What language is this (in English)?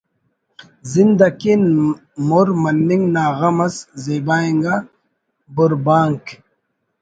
Brahui